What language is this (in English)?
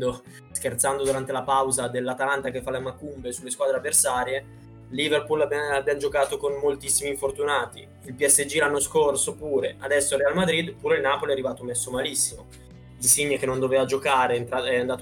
Italian